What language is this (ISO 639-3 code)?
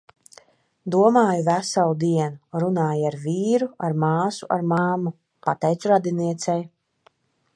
lav